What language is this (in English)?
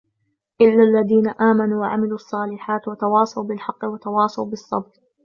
Arabic